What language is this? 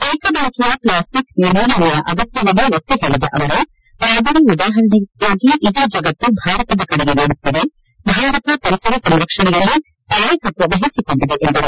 Kannada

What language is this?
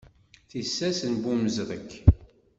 Kabyle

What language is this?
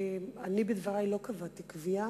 Hebrew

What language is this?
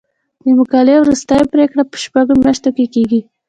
Pashto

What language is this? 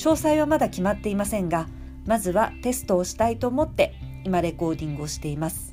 Japanese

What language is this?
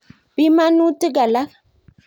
Kalenjin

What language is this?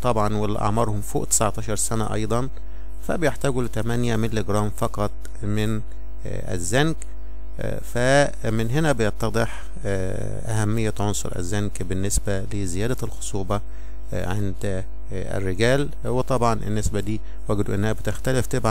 Arabic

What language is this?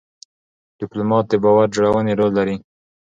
Pashto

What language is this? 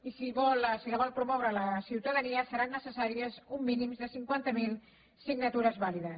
Catalan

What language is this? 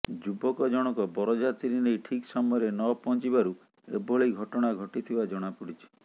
Odia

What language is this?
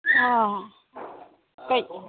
Manipuri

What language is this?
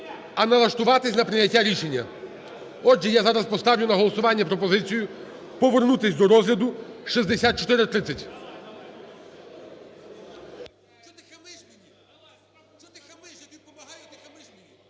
Ukrainian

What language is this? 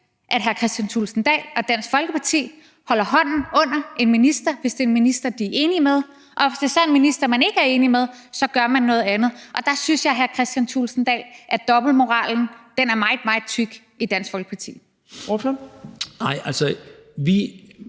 Danish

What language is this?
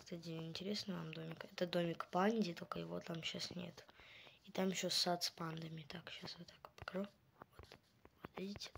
Russian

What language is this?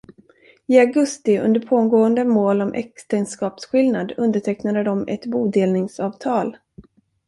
Swedish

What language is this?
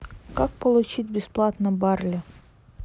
Russian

